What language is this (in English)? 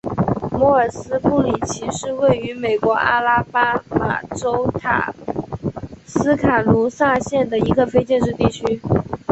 Chinese